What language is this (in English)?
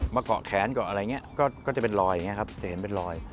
Thai